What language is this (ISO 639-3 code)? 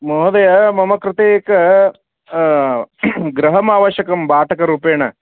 san